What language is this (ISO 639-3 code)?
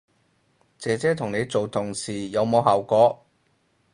yue